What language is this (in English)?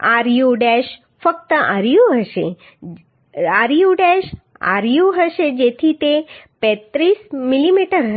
Gujarati